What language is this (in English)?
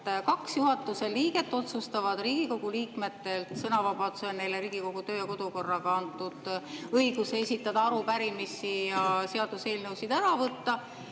Estonian